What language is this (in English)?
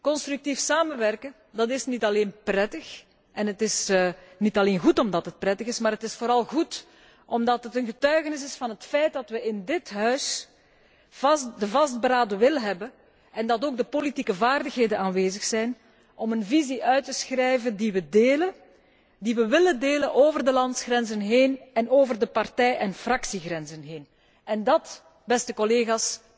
Dutch